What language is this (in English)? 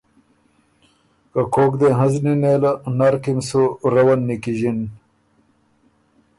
Ormuri